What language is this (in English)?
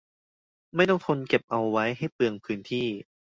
Thai